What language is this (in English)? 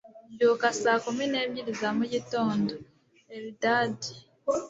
Kinyarwanda